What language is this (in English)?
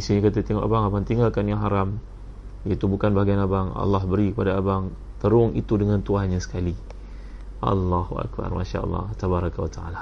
Malay